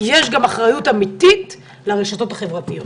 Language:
Hebrew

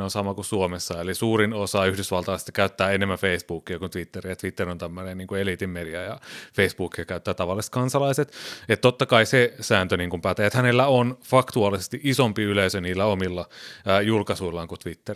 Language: Finnish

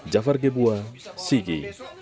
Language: Indonesian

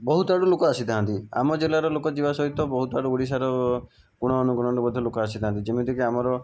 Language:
Odia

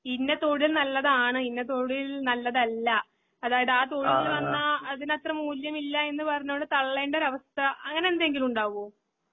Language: Malayalam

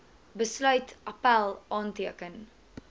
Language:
Afrikaans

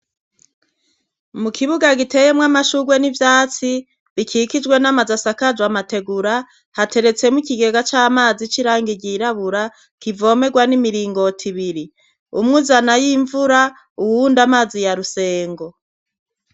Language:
Rundi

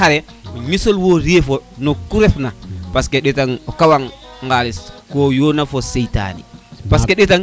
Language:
Serer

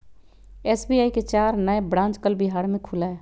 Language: Magahi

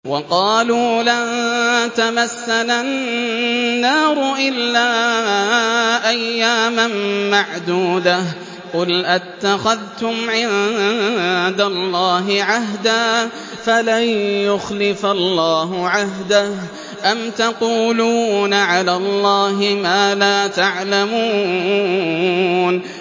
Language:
Arabic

